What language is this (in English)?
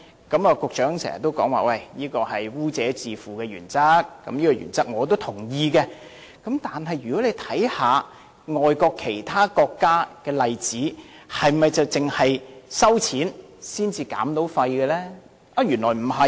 Cantonese